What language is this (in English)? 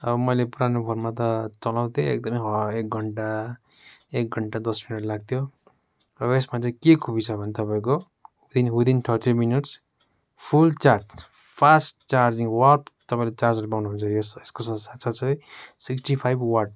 Nepali